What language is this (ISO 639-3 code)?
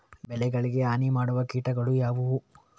kan